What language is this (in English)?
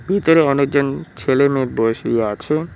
Bangla